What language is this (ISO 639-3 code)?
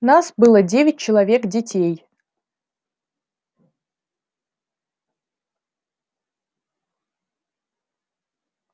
rus